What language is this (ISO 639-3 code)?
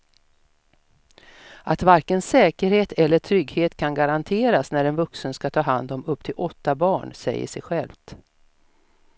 swe